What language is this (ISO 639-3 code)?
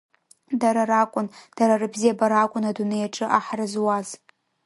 abk